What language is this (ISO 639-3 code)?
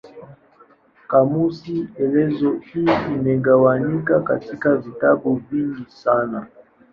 swa